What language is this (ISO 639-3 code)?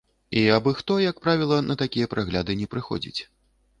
bel